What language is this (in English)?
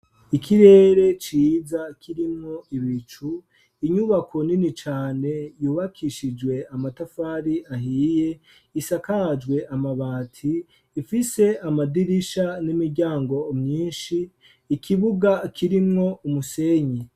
Rundi